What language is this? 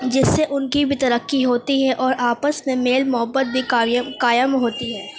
Urdu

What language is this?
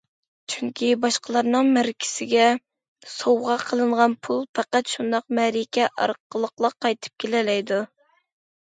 Uyghur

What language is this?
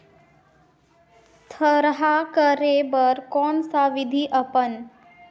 Chhattisgarhi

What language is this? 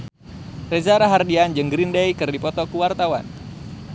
Sundanese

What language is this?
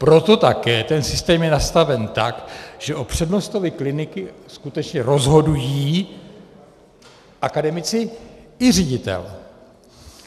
Czech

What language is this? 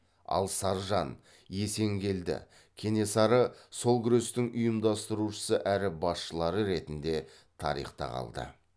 Kazakh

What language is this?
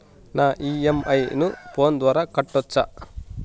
Telugu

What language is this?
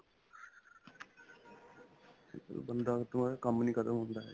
Punjabi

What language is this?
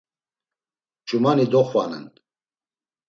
Laz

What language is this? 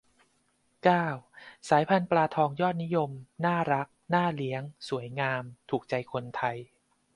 Thai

